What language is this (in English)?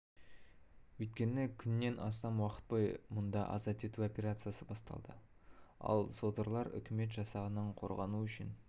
Kazakh